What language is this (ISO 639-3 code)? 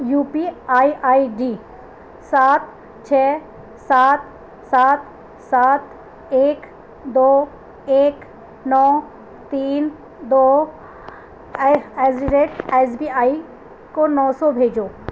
urd